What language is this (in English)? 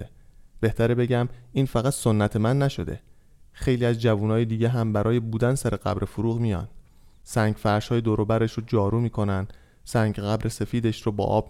Persian